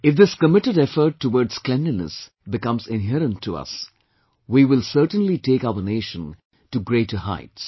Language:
English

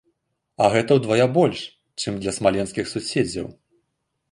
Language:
Belarusian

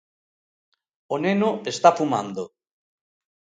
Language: Galician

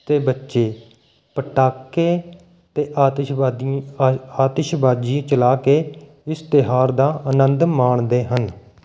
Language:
Punjabi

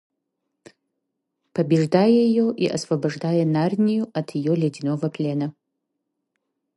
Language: Russian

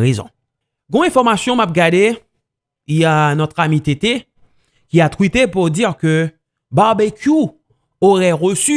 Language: French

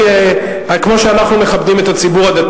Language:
Hebrew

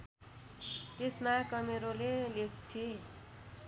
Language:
Nepali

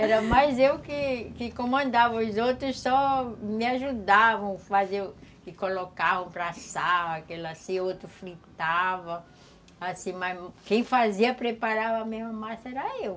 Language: Portuguese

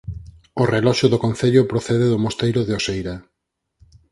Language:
Galician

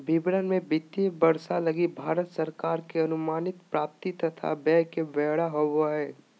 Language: Magahi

